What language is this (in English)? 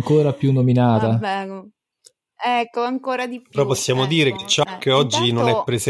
Italian